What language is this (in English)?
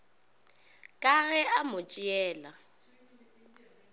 Northern Sotho